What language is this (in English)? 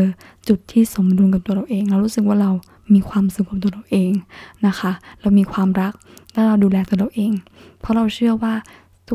Thai